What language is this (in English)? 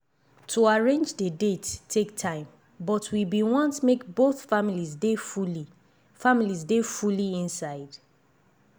Nigerian Pidgin